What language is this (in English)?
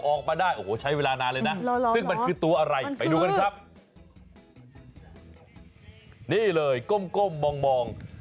Thai